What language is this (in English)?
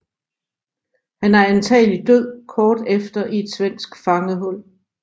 Danish